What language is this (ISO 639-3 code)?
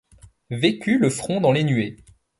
fra